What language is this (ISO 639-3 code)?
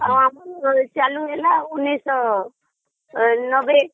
ori